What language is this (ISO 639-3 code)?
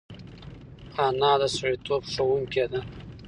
pus